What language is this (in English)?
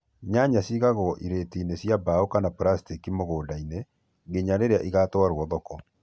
Kikuyu